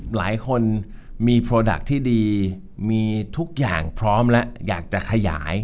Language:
Thai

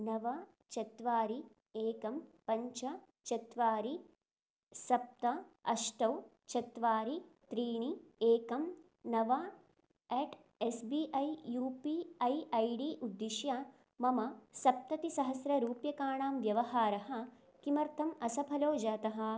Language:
Sanskrit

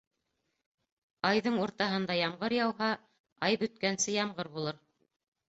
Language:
Bashkir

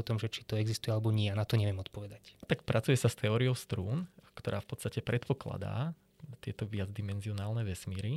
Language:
Slovak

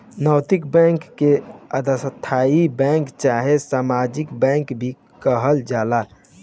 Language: Bhojpuri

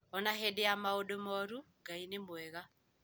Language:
Kikuyu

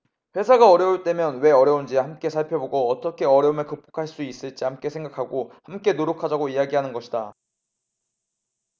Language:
Korean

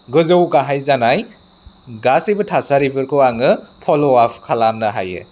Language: Bodo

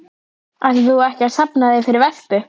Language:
Icelandic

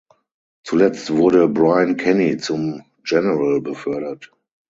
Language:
German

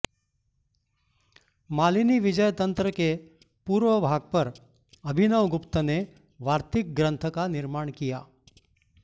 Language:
Sanskrit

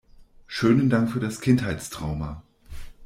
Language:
German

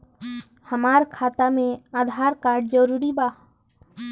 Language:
Bhojpuri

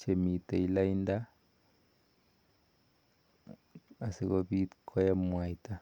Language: Kalenjin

